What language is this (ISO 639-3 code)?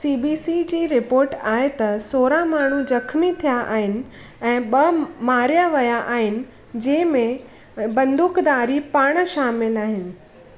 snd